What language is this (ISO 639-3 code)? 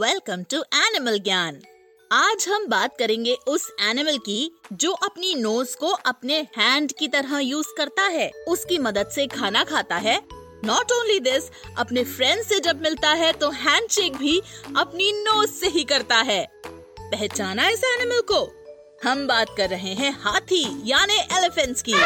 hin